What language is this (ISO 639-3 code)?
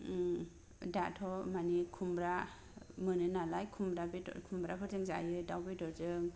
brx